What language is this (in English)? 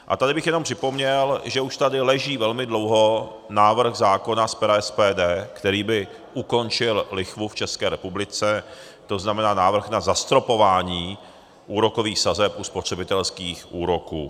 Czech